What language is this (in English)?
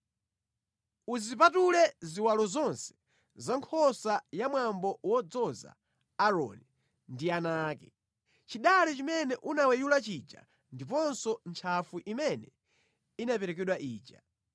Nyanja